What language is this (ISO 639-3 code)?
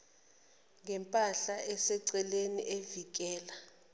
zul